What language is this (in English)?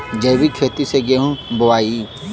Bhojpuri